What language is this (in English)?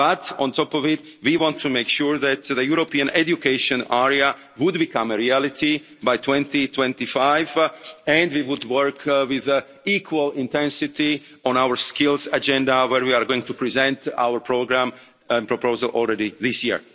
English